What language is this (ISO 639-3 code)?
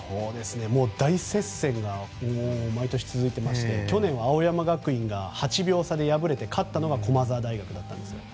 jpn